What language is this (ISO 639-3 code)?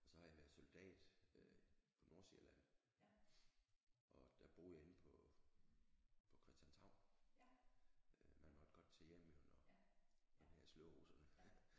dan